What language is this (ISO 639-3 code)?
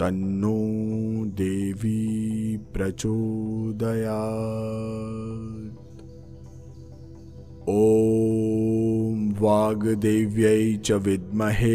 hin